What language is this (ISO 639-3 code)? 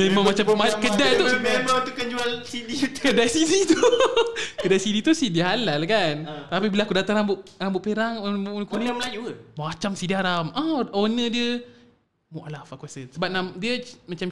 msa